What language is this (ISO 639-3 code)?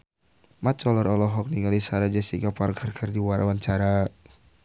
sun